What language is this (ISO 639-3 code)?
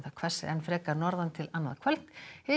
isl